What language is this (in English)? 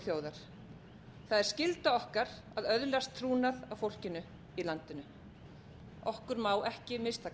Icelandic